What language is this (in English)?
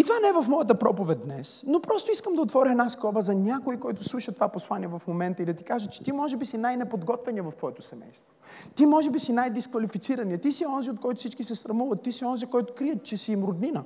Bulgarian